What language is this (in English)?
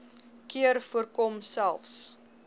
Afrikaans